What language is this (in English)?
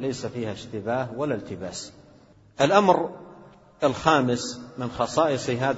Arabic